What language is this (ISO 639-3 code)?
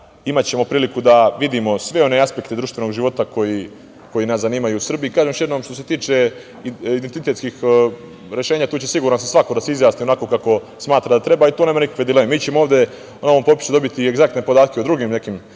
srp